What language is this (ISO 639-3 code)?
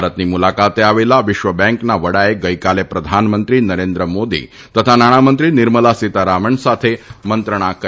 guj